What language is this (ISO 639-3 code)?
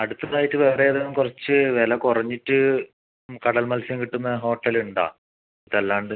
mal